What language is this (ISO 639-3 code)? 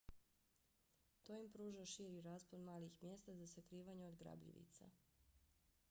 bos